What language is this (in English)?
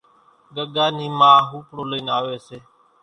Kachi Koli